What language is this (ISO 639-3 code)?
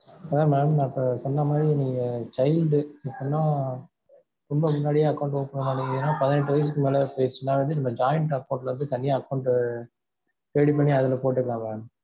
tam